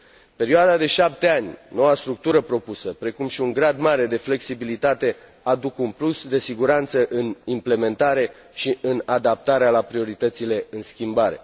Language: Romanian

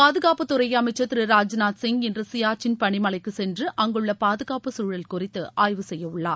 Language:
Tamil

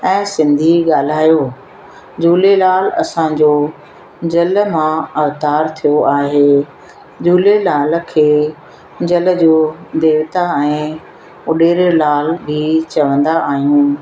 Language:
Sindhi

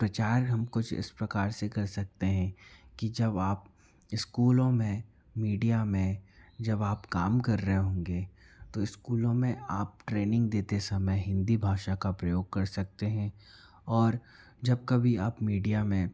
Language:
Hindi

